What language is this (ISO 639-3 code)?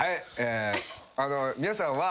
jpn